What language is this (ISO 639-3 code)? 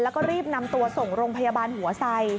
tha